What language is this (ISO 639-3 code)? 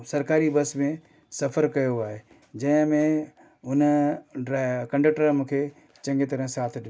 snd